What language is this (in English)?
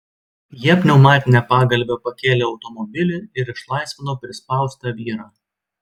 Lithuanian